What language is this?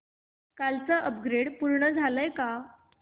Marathi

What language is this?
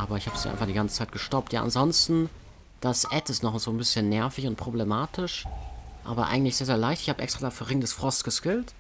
German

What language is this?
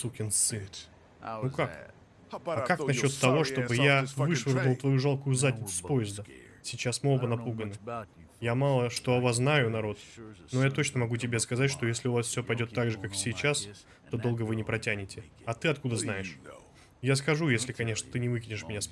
Russian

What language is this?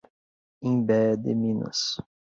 Portuguese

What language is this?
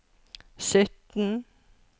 Norwegian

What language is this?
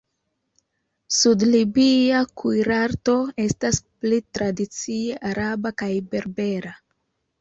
Esperanto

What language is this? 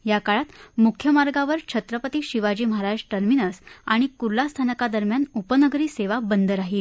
Marathi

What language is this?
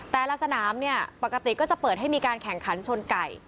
Thai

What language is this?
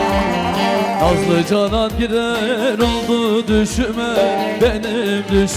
Turkish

